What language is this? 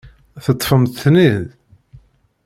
Kabyle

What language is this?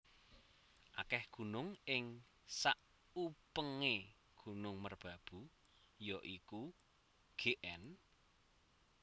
Javanese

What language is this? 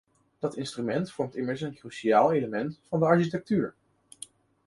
Dutch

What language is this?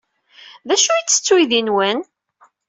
Kabyle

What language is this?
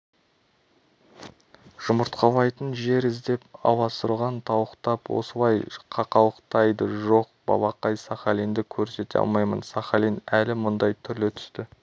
Kazakh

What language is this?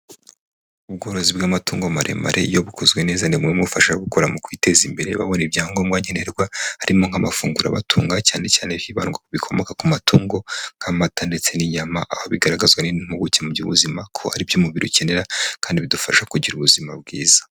Kinyarwanda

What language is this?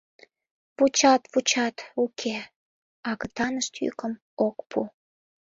Mari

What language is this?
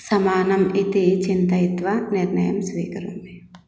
Sanskrit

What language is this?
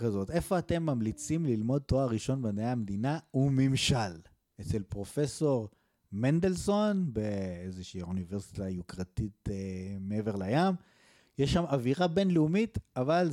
Hebrew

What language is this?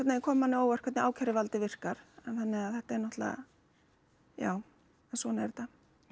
Icelandic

